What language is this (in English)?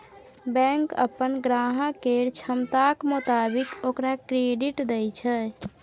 Maithili